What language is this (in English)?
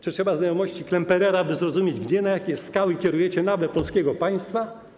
Polish